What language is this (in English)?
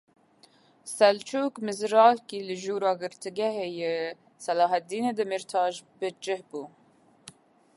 Kurdish